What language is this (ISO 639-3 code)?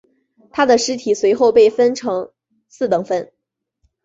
zho